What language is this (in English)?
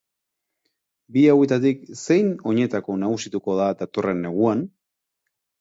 Basque